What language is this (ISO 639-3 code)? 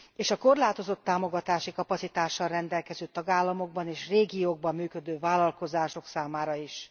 hun